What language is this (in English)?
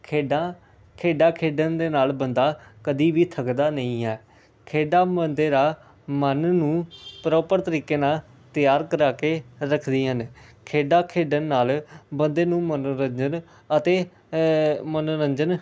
Punjabi